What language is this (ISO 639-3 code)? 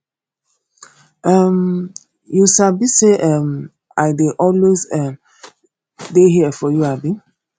pcm